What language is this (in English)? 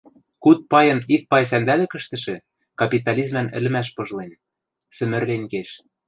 Western Mari